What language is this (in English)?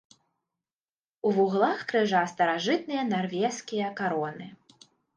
Belarusian